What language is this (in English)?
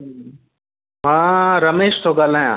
Sindhi